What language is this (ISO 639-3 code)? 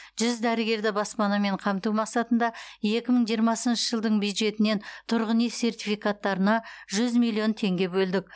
kaz